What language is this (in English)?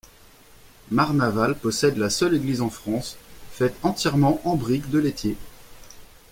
French